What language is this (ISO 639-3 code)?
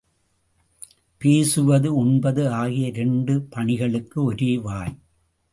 tam